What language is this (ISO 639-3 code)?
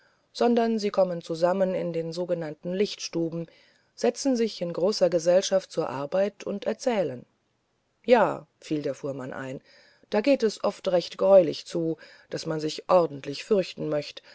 deu